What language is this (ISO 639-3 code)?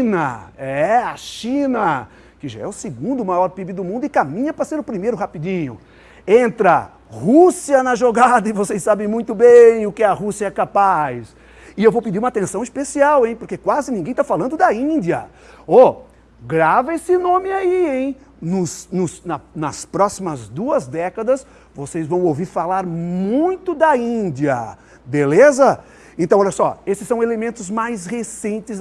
por